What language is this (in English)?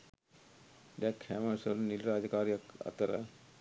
Sinhala